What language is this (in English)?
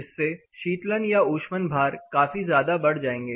Hindi